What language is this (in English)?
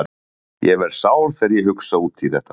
Icelandic